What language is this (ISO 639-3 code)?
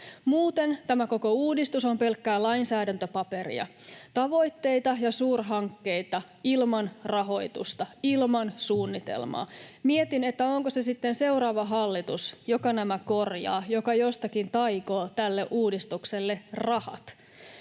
fin